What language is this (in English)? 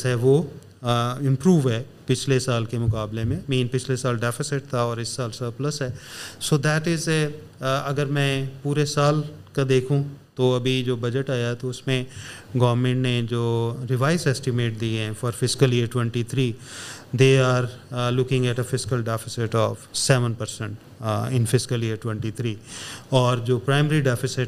Urdu